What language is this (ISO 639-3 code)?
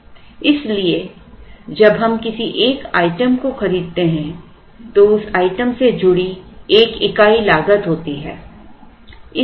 hin